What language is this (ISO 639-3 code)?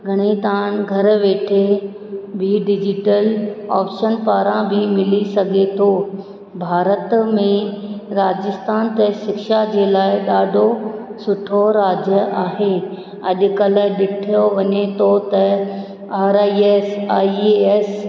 snd